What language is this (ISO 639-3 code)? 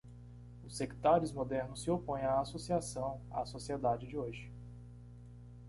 por